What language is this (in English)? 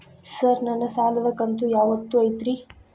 Kannada